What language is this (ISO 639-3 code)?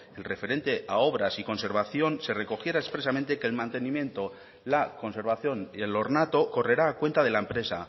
spa